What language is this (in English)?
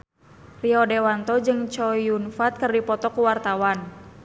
Sundanese